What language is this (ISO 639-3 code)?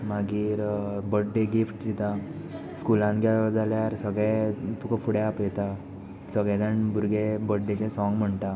kok